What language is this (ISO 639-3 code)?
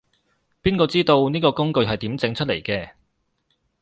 yue